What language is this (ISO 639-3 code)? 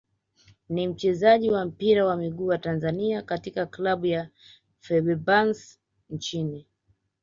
swa